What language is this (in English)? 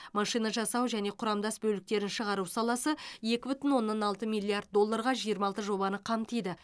Kazakh